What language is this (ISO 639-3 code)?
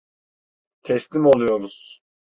tur